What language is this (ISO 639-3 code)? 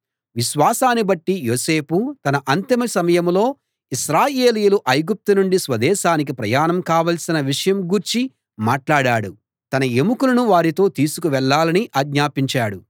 tel